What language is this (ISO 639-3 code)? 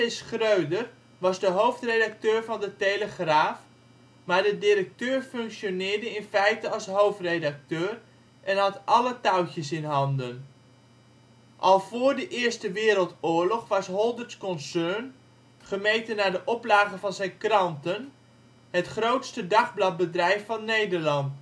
nld